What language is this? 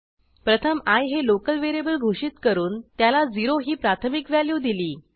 Marathi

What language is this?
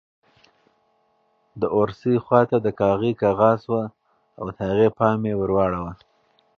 Pashto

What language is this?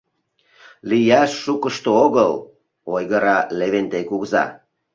Mari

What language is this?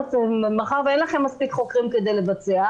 Hebrew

